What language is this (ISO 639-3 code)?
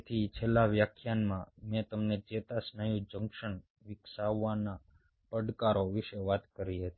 guj